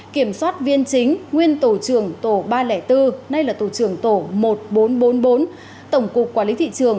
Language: Vietnamese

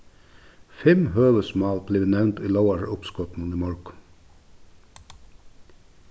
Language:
Faroese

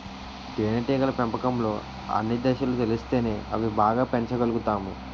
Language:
Telugu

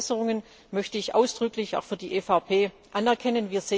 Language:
German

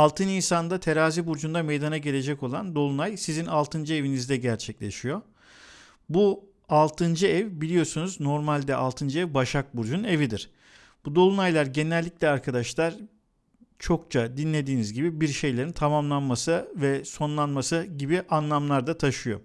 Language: Turkish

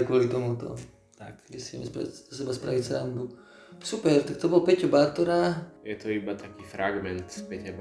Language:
Slovak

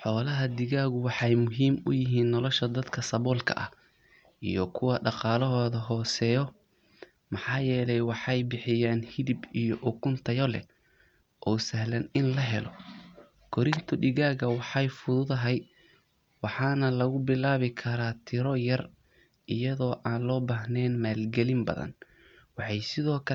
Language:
Somali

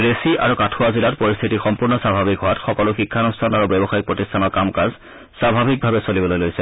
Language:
Assamese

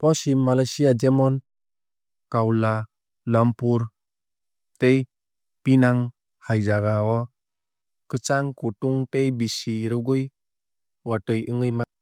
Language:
Kok Borok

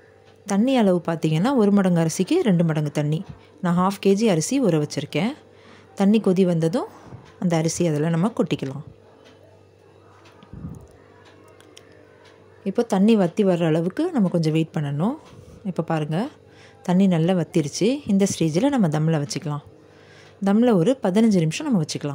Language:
Arabic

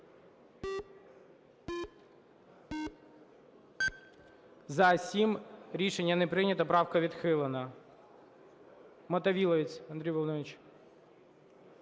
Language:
Ukrainian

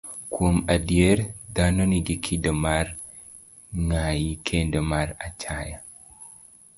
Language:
Luo (Kenya and Tanzania)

